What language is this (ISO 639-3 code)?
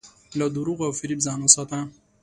pus